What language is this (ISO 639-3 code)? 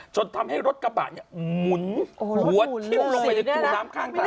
tha